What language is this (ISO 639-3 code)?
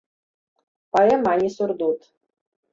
bel